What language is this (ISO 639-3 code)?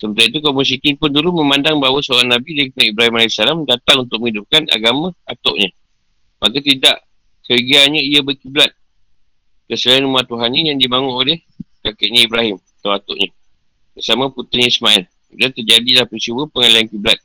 msa